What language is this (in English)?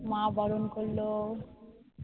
Bangla